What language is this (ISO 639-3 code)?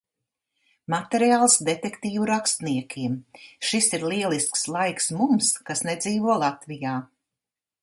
lav